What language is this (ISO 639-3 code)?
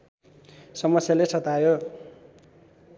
nep